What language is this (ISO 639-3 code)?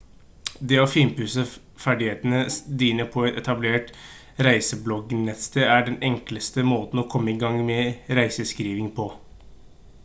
nob